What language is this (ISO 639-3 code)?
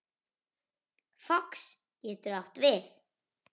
isl